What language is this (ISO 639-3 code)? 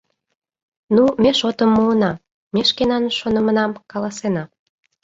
chm